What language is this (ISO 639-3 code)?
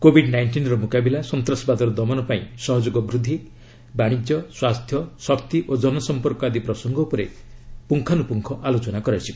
ori